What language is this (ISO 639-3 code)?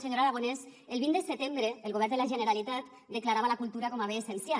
cat